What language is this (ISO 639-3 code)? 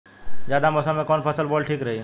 bho